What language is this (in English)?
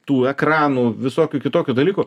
Lithuanian